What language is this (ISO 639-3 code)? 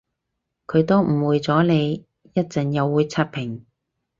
yue